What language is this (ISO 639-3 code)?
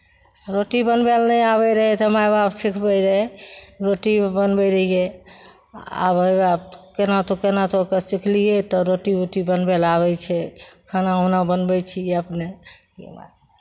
mai